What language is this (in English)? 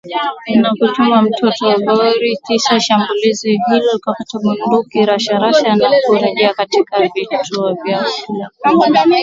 Swahili